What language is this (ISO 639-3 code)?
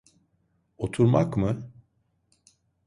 tur